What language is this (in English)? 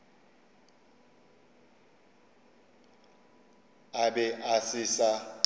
Northern Sotho